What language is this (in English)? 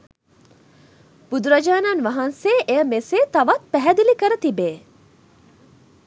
Sinhala